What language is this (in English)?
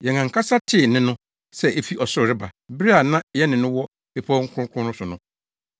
Akan